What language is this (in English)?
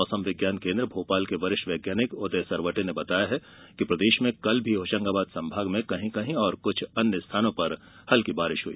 Hindi